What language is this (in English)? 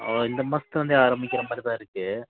Tamil